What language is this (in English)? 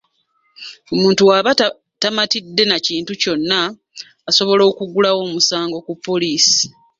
Ganda